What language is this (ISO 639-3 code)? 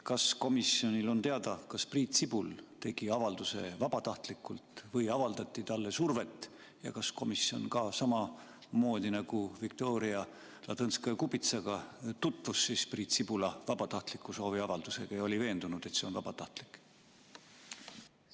est